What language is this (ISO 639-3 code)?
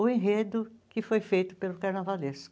por